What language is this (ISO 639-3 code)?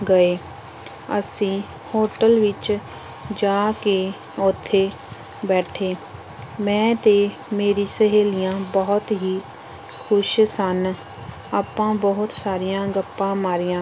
pan